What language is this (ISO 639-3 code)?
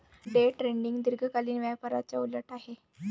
mar